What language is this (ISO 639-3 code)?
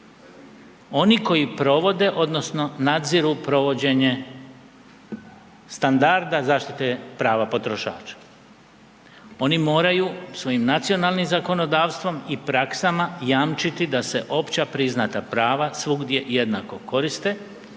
hrv